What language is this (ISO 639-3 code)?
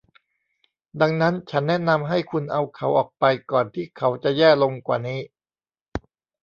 tha